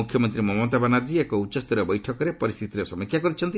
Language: Odia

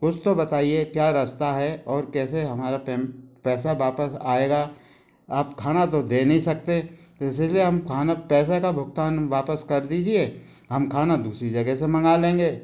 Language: Hindi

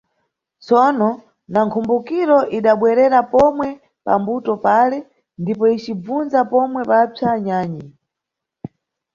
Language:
Nyungwe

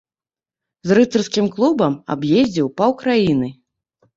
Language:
Belarusian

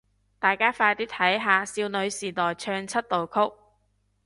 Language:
Cantonese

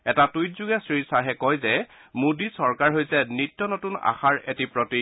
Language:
Assamese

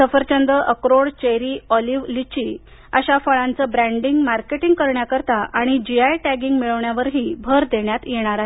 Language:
Marathi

